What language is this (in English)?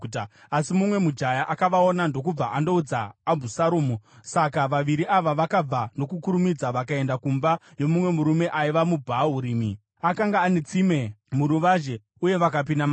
Shona